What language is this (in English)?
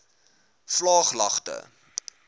Afrikaans